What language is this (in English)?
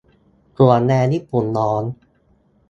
Thai